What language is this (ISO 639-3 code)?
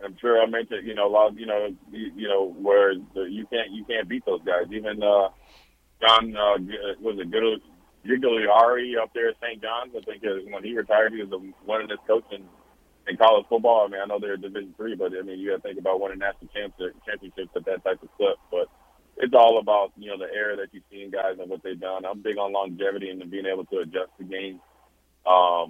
eng